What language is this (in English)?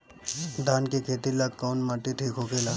Bhojpuri